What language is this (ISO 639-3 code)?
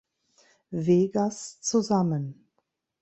deu